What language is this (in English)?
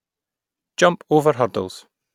English